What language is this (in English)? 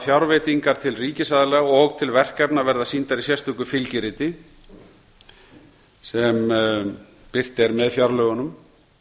Icelandic